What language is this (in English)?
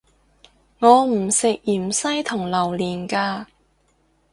Cantonese